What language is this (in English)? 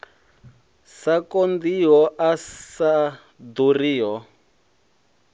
Venda